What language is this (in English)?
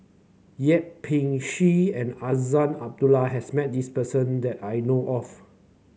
English